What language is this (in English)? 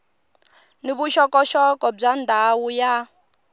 Tsonga